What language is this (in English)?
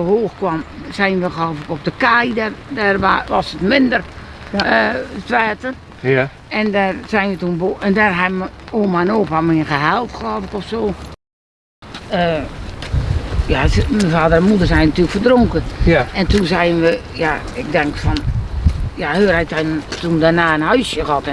Dutch